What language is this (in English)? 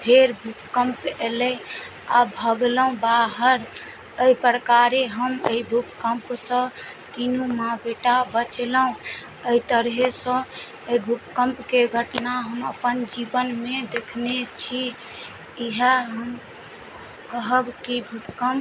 Maithili